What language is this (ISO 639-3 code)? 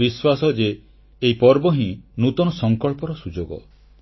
ori